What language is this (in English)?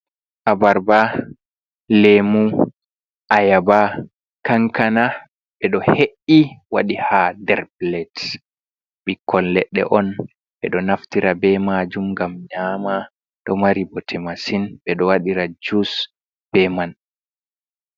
Fula